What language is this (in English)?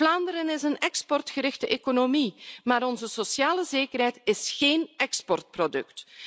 Dutch